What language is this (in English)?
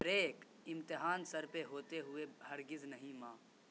Urdu